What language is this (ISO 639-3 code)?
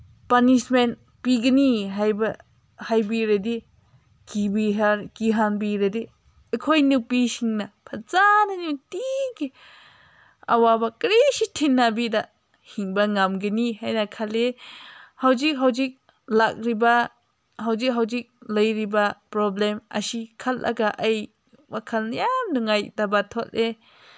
mni